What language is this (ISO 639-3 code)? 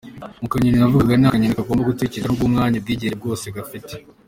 kin